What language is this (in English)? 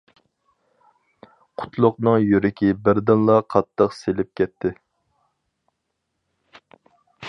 Uyghur